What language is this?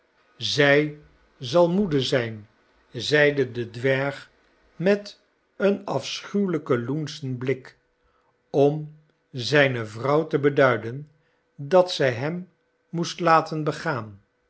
Dutch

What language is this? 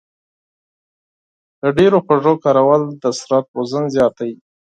Pashto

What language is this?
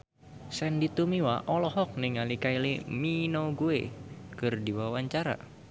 Sundanese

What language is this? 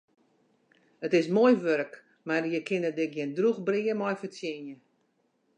Western Frisian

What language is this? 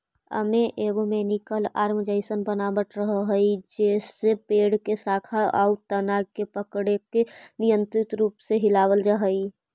Magahi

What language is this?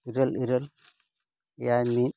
Santali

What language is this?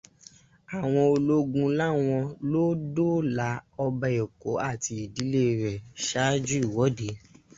Yoruba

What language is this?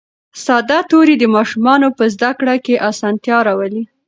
Pashto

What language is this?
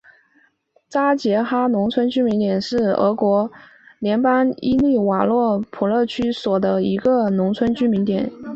Chinese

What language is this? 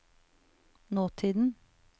Norwegian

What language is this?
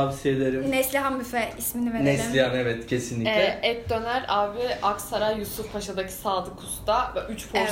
Turkish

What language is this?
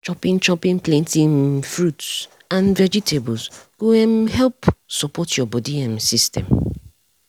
Nigerian Pidgin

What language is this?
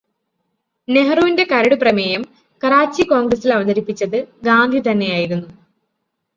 Malayalam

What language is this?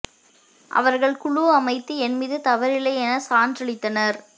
Tamil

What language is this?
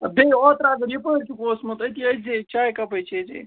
Kashmiri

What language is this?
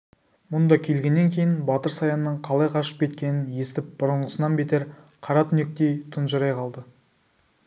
Kazakh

